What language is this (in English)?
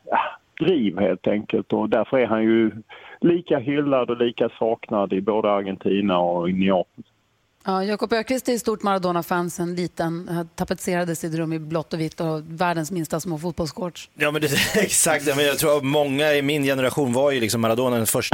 Swedish